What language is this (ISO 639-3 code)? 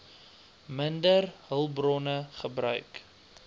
afr